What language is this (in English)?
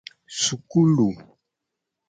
Gen